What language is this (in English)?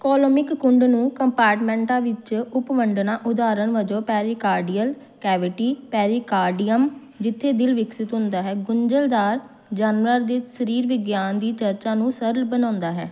Punjabi